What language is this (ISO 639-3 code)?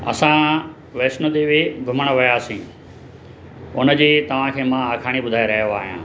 snd